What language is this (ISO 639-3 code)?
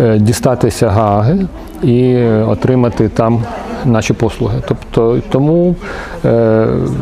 ukr